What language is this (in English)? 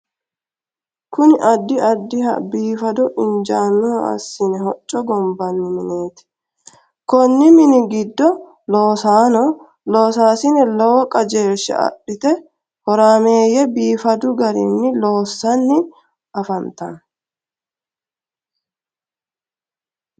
Sidamo